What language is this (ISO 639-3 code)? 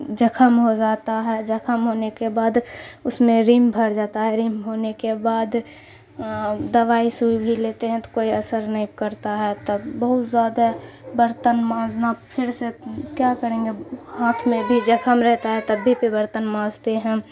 urd